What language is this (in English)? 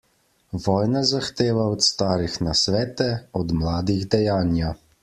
Slovenian